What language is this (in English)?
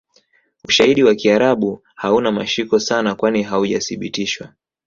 Swahili